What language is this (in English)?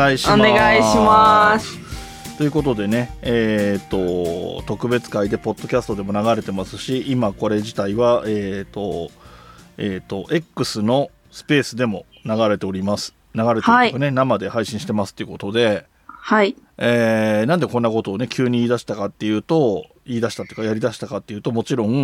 Japanese